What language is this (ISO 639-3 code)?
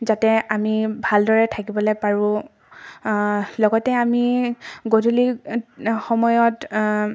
asm